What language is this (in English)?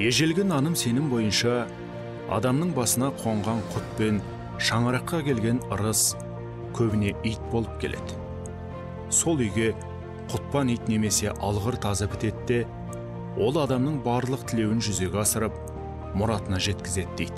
Turkish